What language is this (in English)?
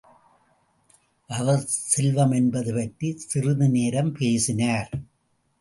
Tamil